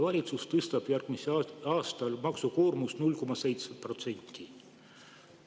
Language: Estonian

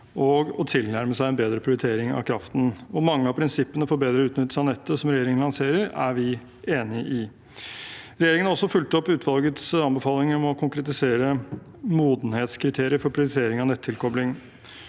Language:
Norwegian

